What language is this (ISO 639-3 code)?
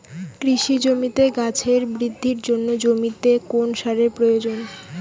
ben